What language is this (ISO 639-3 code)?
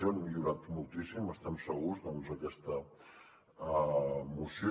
cat